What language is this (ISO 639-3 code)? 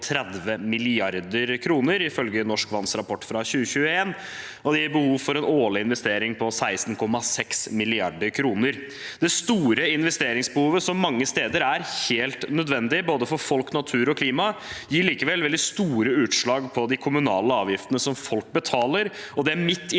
nor